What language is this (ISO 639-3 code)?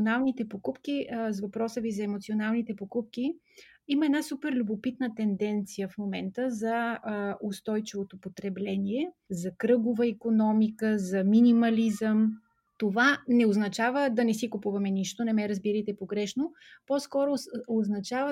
bul